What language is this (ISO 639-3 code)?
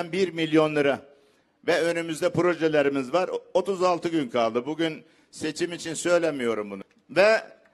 tur